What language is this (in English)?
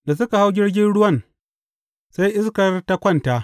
Hausa